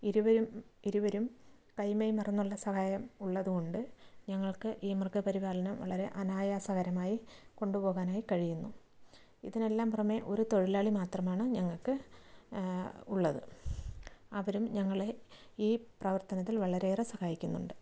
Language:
Malayalam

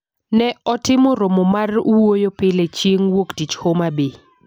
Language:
Luo (Kenya and Tanzania)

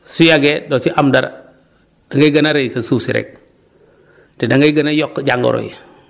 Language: Wolof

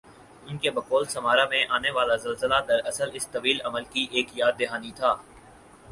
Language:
Urdu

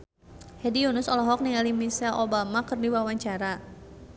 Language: Sundanese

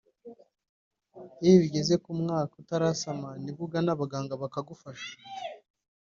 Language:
Kinyarwanda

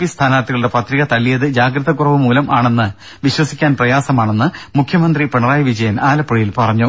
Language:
Malayalam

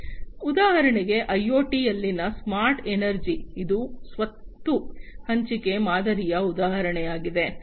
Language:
Kannada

